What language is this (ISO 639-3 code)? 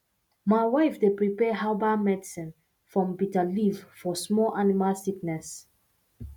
pcm